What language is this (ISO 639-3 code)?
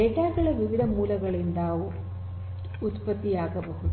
kan